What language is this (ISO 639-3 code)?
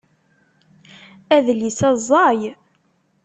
kab